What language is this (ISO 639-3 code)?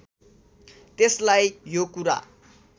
nep